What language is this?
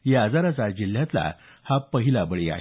Marathi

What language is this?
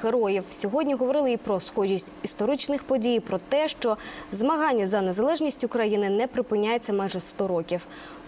Ukrainian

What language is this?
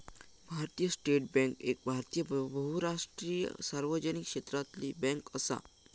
Marathi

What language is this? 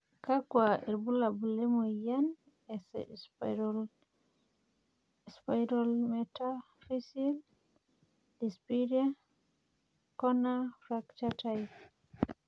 Masai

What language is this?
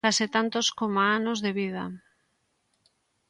Galician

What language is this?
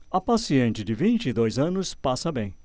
Portuguese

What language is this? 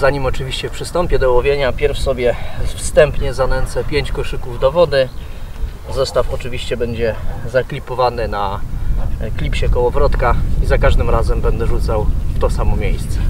Polish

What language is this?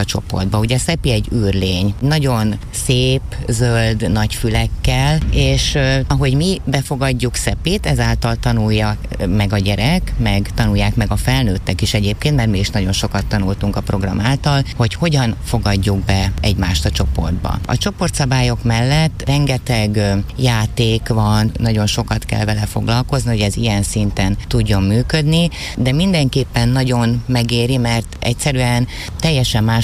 Hungarian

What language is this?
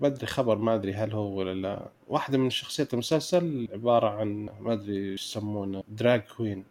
Arabic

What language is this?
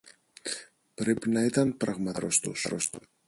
Greek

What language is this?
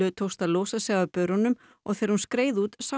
Icelandic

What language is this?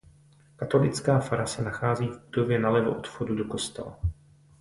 Czech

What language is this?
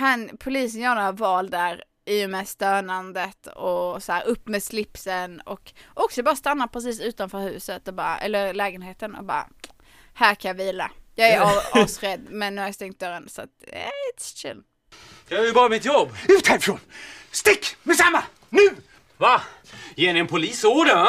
Swedish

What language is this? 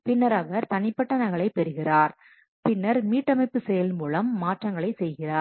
Tamil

